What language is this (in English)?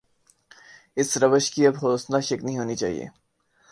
Urdu